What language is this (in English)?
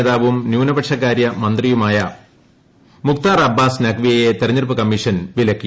Malayalam